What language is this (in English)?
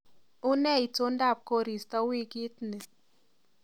Kalenjin